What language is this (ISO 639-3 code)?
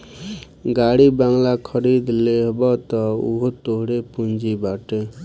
bho